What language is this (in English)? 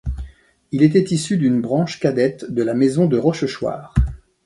French